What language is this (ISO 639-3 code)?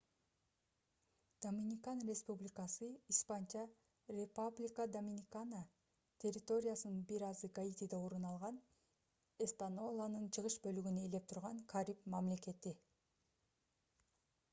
kir